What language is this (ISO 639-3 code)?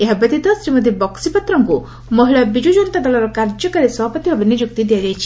ori